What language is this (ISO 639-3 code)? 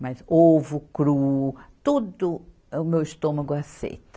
por